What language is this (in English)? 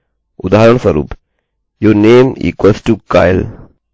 Hindi